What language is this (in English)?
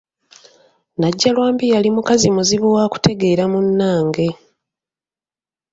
Ganda